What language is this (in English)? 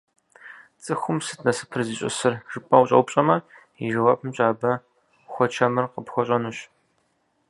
Kabardian